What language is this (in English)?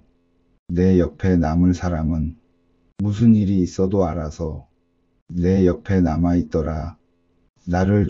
Korean